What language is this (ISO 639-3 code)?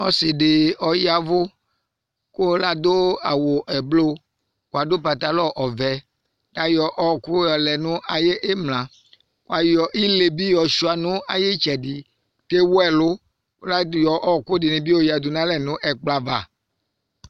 kpo